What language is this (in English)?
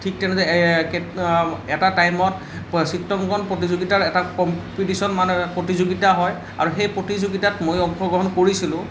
Assamese